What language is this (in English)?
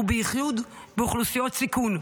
Hebrew